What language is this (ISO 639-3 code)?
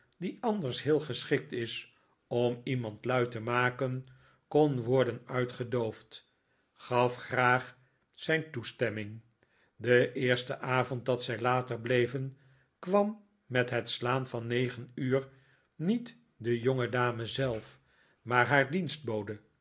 nld